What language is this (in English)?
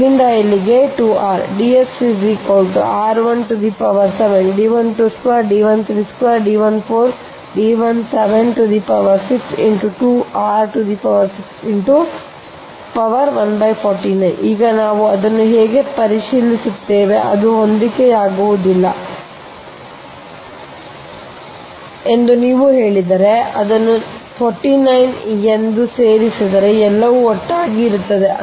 Kannada